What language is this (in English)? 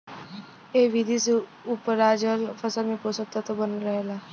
Bhojpuri